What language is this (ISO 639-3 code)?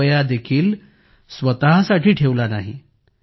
mar